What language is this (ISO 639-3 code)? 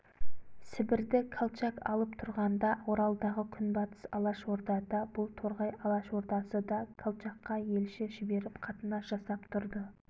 kaz